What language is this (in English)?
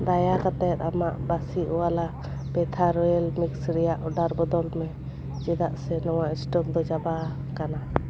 Santali